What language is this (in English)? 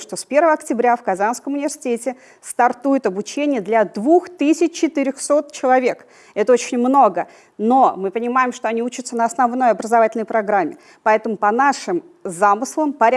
Russian